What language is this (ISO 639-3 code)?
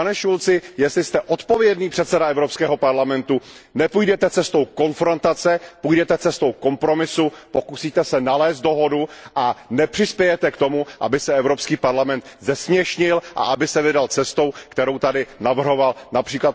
ces